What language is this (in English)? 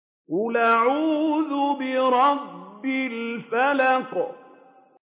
Arabic